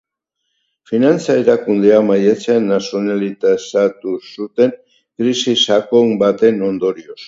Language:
Basque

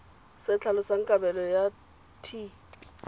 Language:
Tswana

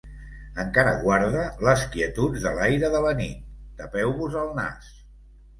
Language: Catalan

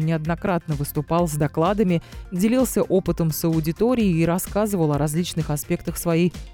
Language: Russian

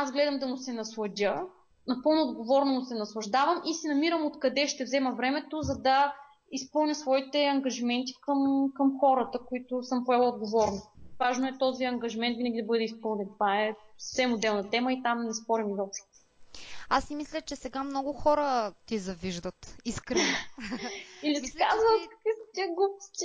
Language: Bulgarian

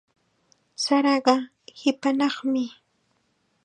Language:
Chiquián Ancash Quechua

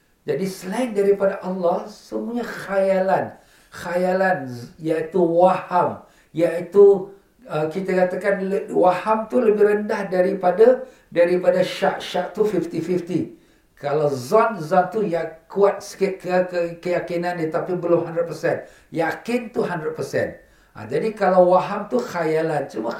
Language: Malay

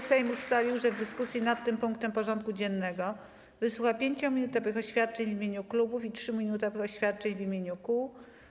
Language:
Polish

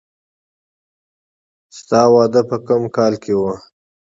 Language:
Pashto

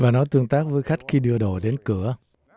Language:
Vietnamese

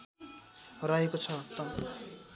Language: Nepali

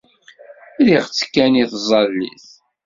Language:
Kabyle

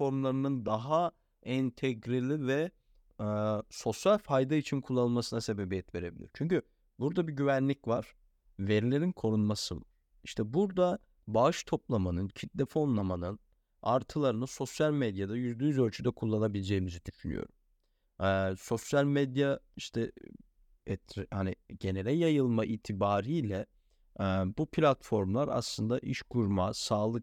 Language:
Turkish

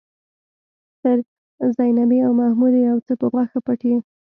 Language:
Pashto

